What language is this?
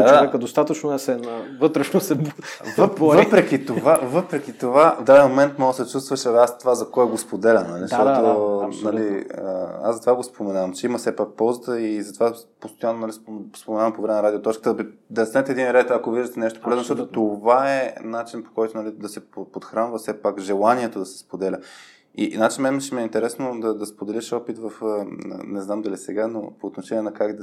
Bulgarian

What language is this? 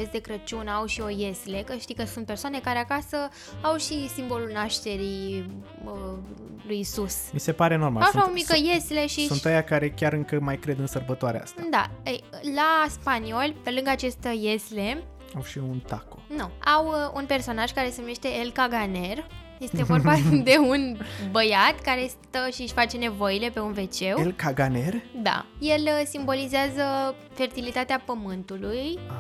Romanian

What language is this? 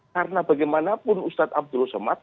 Indonesian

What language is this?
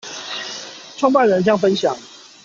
Chinese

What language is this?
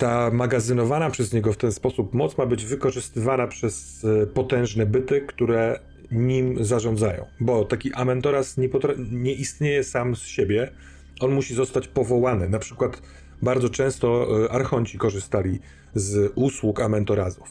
Polish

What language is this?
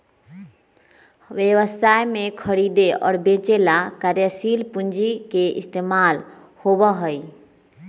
Magahi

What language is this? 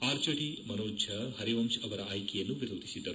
Kannada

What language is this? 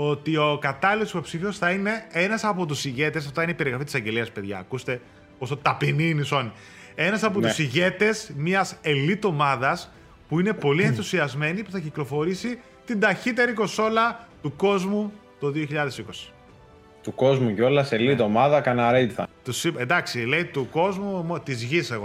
Greek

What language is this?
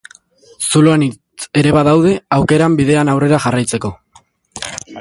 Basque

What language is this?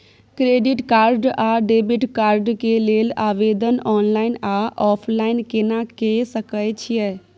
Maithili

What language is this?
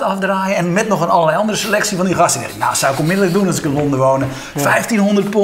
Dutch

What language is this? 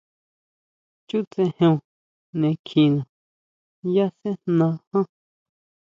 Huautla Mazatec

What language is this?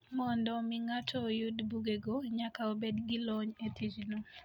Luo (Kenya and Tanzania)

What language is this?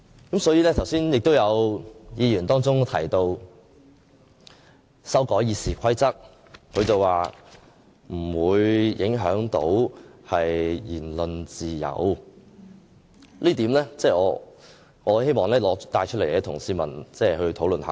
Cantonese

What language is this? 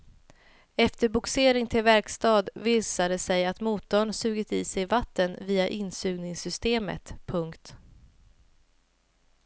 Swedish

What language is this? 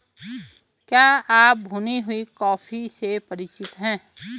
Hindi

